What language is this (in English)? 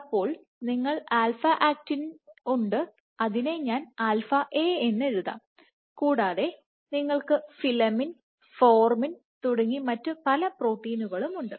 Malayalam